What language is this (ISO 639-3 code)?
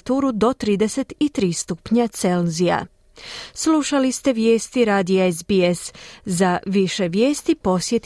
hrv